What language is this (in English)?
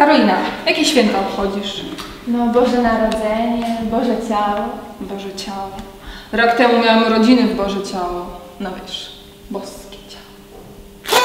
Polish